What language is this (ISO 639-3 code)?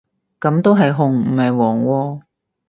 yue